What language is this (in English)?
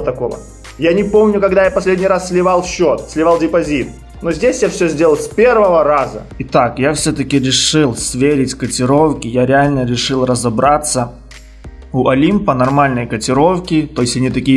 Russian